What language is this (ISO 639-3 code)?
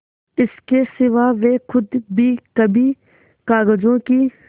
hin